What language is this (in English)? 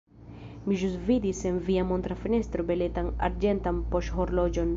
Esperanto